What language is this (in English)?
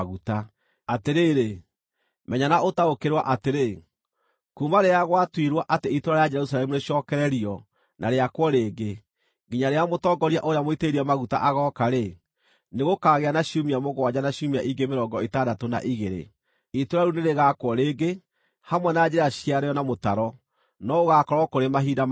Kikuyu